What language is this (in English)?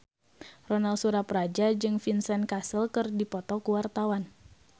Sundanese